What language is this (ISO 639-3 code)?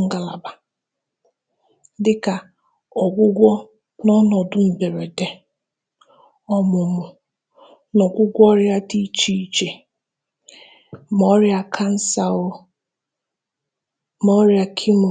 ibo